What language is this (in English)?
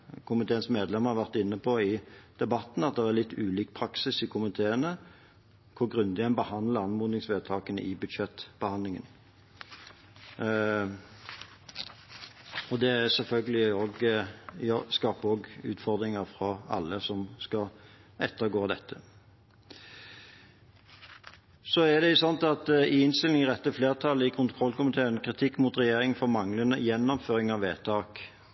Norwegian Bokmål